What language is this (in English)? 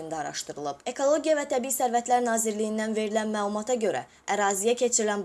Azerbaijani